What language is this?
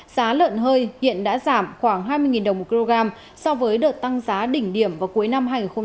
Vietnamese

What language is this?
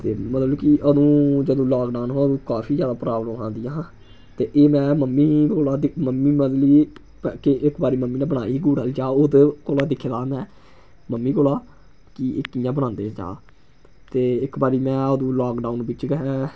Dogri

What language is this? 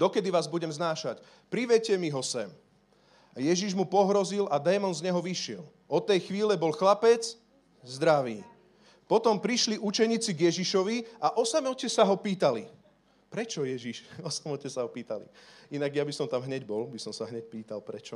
Slovak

